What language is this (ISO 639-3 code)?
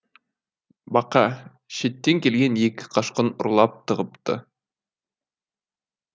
kaz